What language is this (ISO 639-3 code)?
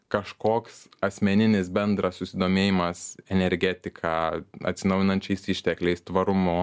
lit